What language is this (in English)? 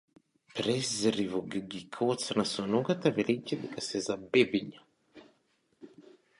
Macedonian